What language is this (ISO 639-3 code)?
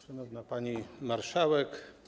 pol